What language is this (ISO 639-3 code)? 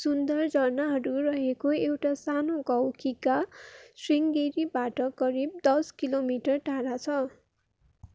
nep